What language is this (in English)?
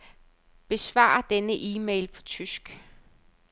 Danish